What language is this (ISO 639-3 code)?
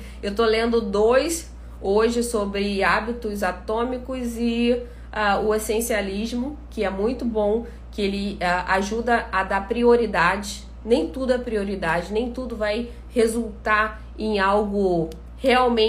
por